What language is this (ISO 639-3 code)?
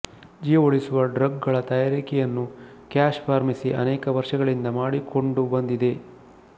kan